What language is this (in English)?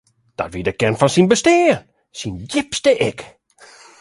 Western Frisian